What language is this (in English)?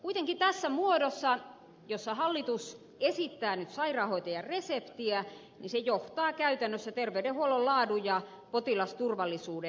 Finnish